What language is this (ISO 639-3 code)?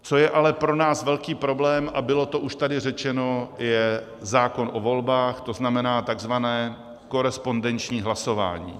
ces